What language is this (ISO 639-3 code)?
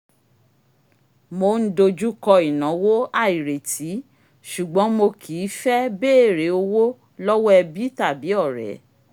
yor